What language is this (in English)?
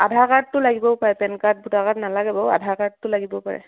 Assamese